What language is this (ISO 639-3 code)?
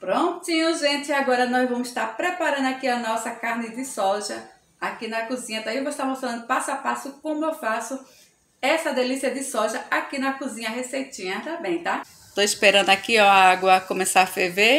por